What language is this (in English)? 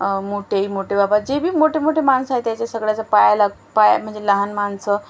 Marathi